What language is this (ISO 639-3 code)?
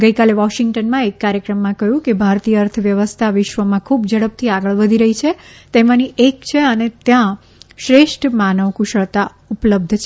guj